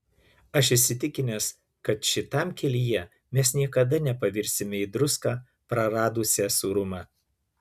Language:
Lithuanian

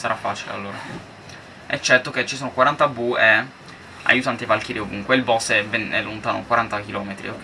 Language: Italian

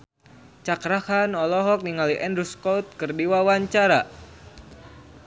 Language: Sundanese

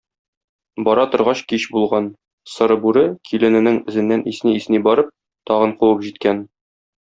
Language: Tatar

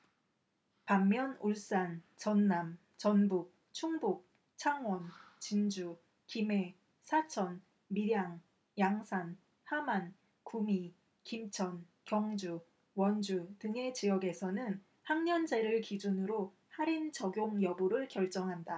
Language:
Korean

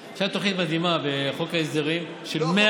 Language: Hebrew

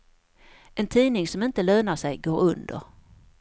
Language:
Swedish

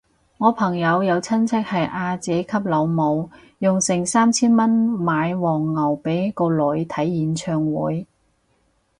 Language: Cantonese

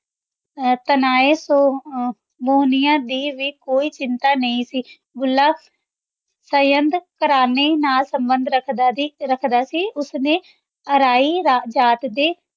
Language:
Punjabi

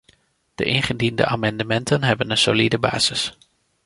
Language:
Dutch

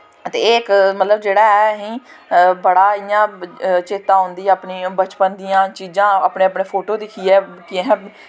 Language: Dogri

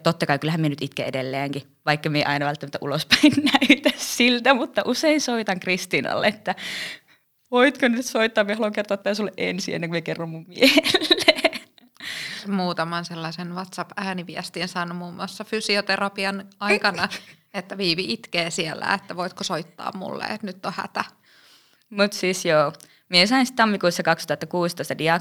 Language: Finnish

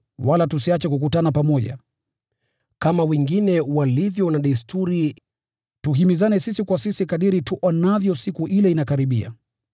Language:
Swahili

